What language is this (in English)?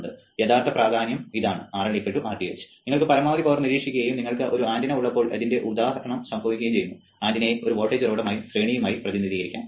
Malayalam